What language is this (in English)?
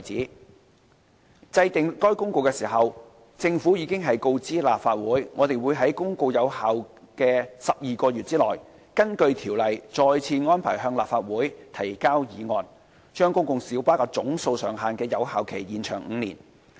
Cantonese